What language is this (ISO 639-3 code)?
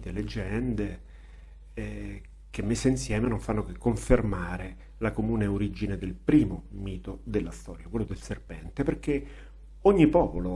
ita